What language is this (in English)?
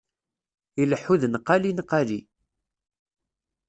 Kabyle